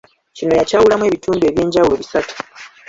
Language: Ganda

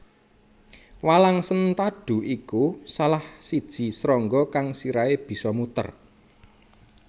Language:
Javanese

